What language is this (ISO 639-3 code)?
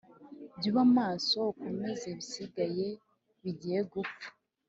kin